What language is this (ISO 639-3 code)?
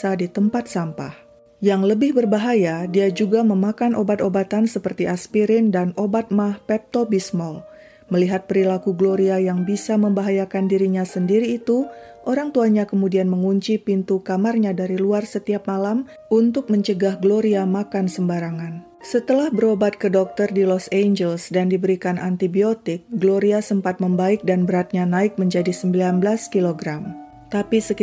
ind